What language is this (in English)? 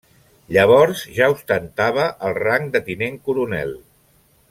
Catalan